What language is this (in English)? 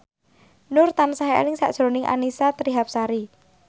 Javanese